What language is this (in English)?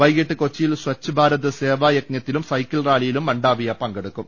Malayalam